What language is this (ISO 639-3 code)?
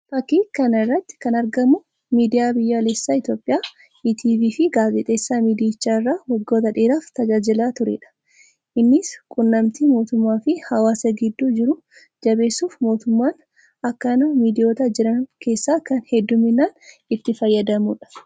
orm